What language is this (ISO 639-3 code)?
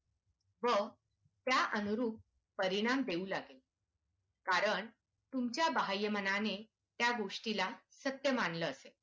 mar